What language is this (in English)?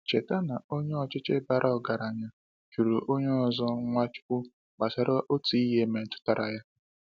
Igbo